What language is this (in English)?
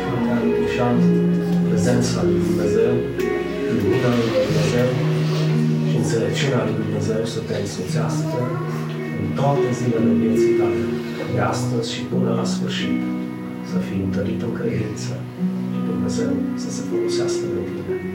Romanian